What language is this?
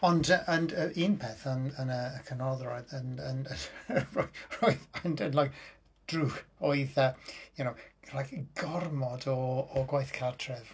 Welsh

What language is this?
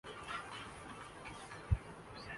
Urdu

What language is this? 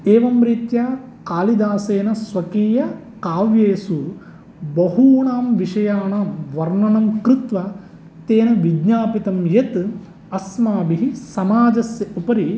Sanskrit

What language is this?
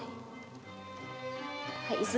Vietnamese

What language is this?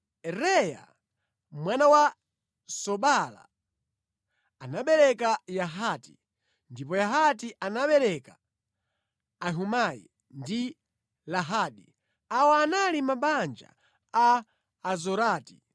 Nyanja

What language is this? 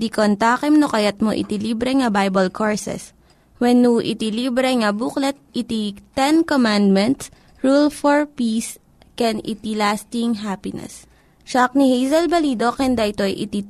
Filipino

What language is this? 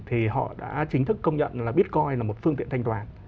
Vietnamese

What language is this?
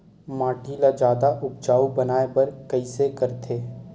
Chhattisgarhi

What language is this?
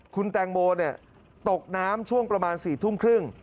Thai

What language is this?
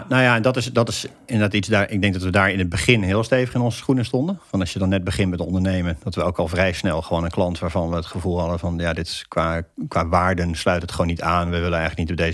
Dutch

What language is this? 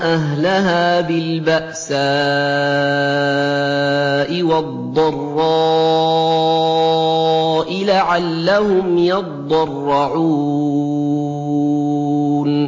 Arabic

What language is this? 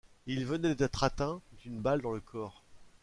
French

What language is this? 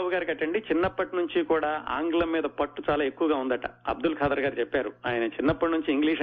Telugu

